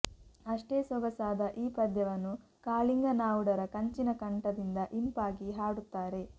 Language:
Kannada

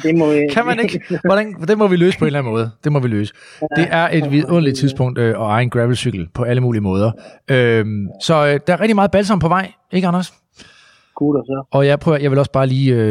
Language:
Danish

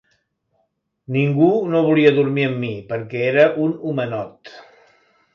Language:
Catalan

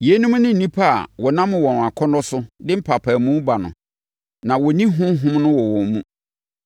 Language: Akan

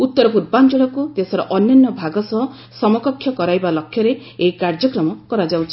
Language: Odia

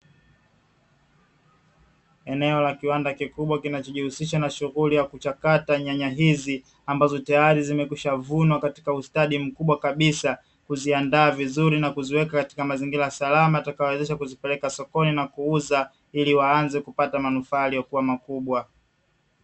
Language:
Swahili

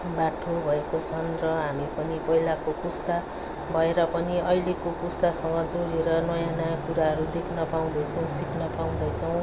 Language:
Nepali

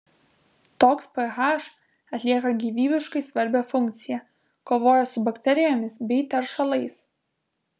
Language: Lithuanian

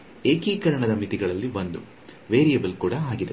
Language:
Kannada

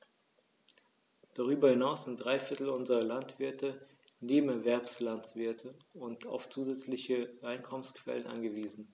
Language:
German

